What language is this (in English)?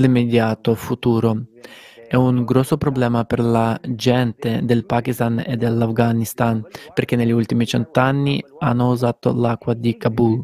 Italian